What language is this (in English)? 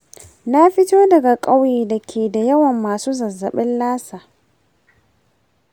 Hausa